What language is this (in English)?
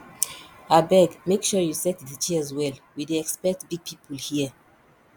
Nigerian Pidgin